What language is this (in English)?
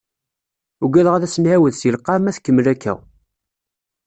Kabyle